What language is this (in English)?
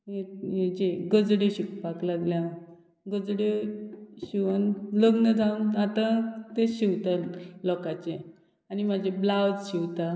Konkani